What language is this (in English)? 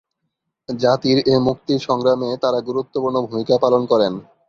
Bangla